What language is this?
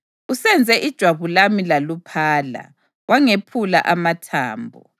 North Ndebele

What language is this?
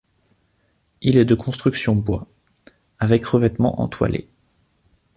French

